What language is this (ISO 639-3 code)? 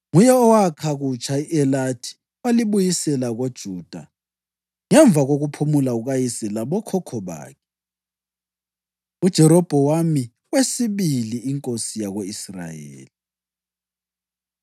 nde